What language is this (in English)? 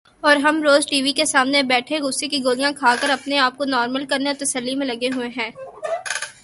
Urdu